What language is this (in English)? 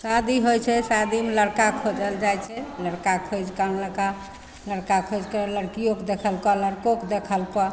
Maithili